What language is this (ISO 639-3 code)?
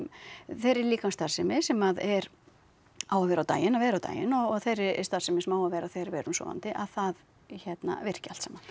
isl